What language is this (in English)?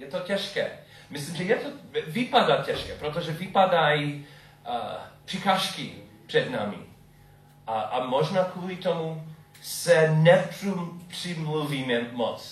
Czech